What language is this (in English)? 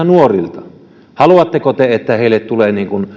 Finnish